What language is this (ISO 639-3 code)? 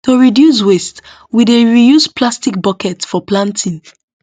pcm